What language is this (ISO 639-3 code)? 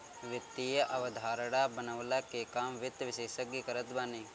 bho